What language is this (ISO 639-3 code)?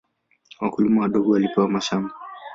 swa